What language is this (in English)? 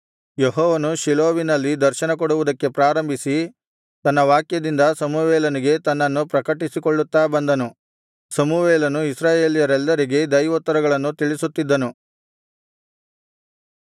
Kannada